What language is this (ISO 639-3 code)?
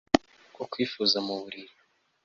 kin